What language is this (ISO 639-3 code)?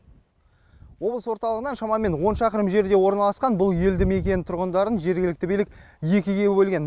kaz